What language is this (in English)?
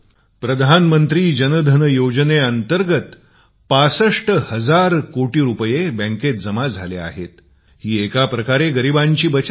Marathi